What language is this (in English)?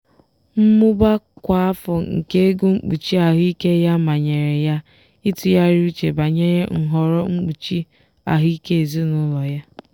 Igbo